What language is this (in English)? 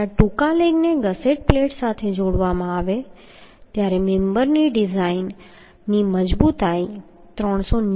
Gujarati